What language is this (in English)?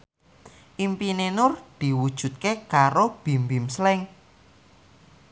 Javanese